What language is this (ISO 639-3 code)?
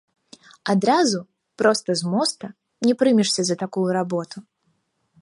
bel